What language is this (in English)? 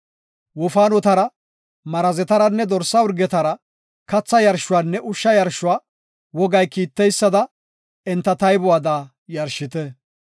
Gofa